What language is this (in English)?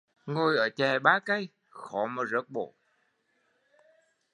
Vietnamese